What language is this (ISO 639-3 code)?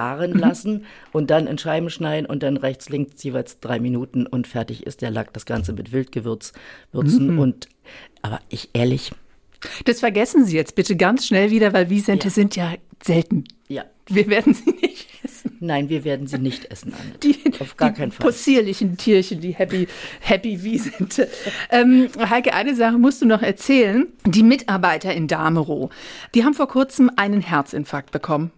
deu